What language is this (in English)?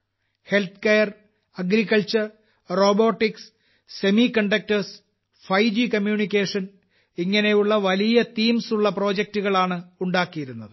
Malayalam